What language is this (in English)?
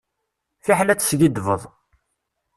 Kabyle